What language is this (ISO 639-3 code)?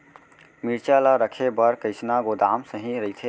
hne